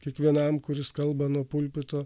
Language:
Lithuanian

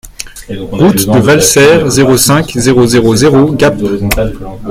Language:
French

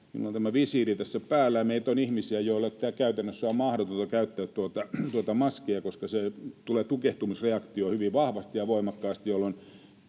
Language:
Finnish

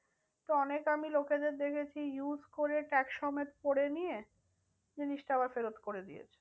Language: Bangla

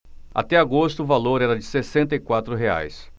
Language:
Portuguese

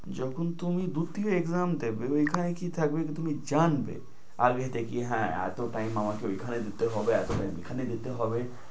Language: Bangla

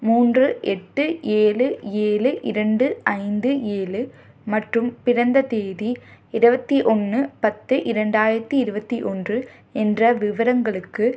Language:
Tamil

